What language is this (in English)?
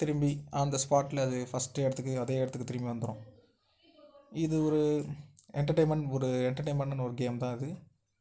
Tamil